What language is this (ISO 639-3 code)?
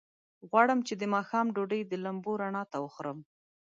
pus